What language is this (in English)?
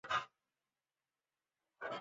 Chinese